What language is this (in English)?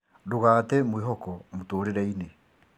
Kikuyu